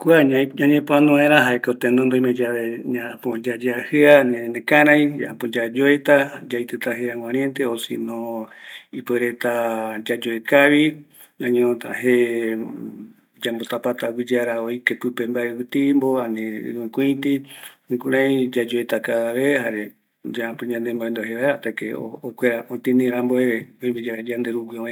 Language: Eastern Bolivian Guaraní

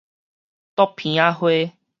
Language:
Min Nan Chinese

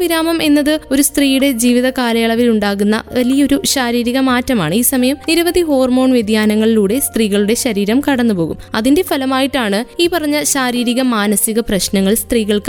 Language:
Malayalam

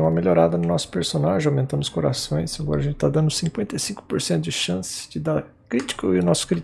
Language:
Portuguese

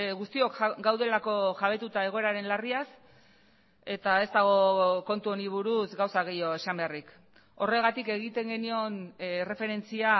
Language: Basque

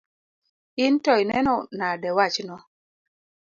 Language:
Luo (Kenya and Tanzania)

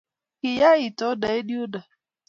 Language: Kalenjin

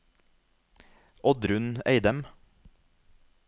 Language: Norwegian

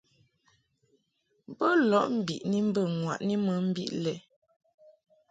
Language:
Mungaka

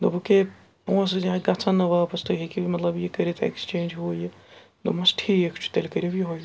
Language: Kashmiri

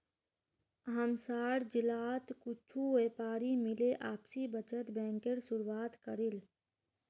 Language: Magahi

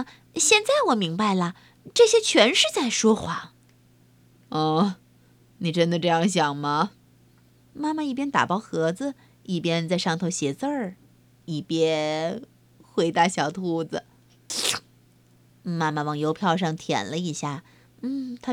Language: Chinese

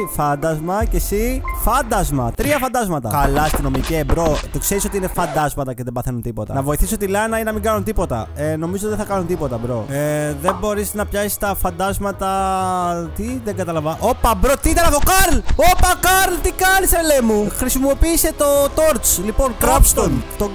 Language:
Greek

